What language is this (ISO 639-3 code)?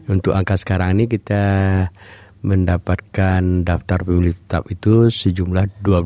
ind